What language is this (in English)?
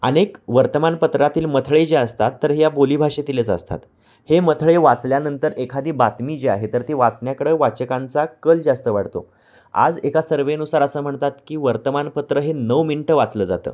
Marathi